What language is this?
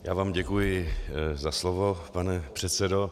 Czech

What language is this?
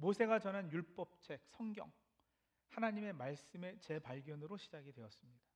Korean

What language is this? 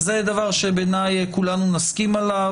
Hebrew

